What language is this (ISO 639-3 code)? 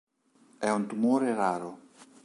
ita